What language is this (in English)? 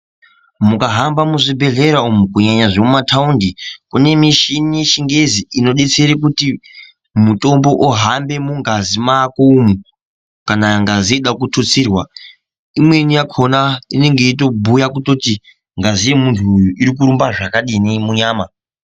Ndau